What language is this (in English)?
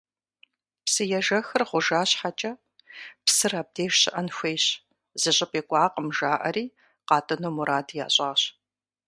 Kabardian